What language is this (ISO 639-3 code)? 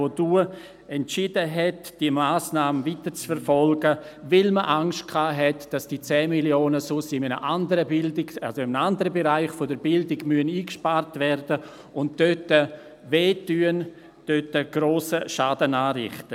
gsw